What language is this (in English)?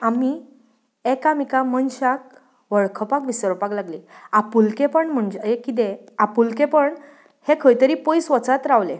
Konkani